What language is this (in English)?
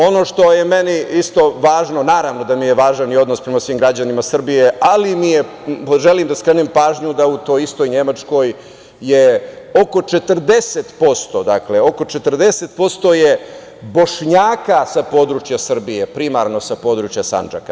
Serbian